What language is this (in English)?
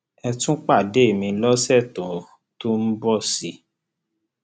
Yoruba